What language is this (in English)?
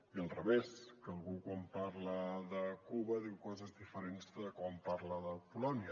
Catalan